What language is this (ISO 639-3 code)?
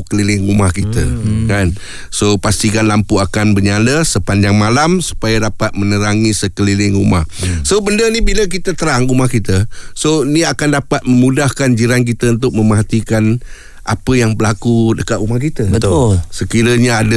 msa